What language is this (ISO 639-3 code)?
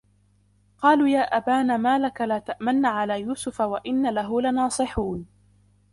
ara